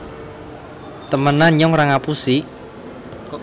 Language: Javanese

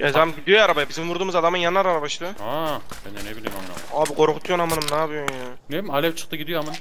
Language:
Turkish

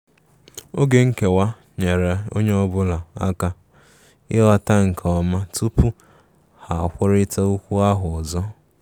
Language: Igbo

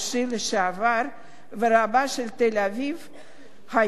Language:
Hebrew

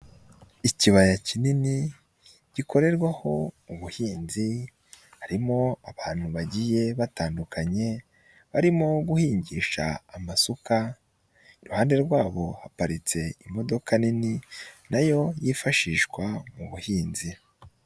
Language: Kinyarwanda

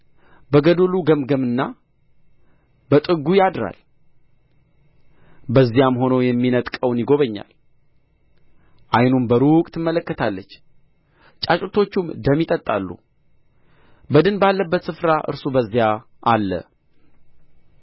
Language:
Amharic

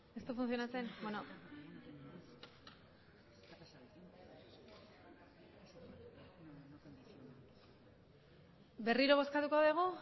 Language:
Basque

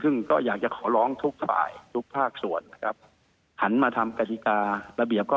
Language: Thai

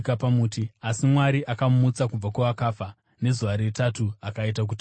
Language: Shona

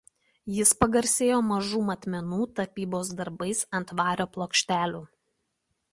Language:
Lithuanian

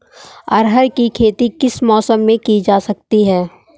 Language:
Hindi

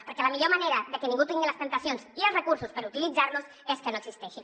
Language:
Catalan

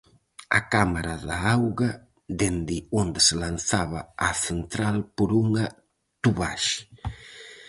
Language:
Galician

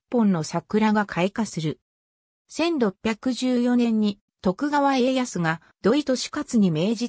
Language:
Japanese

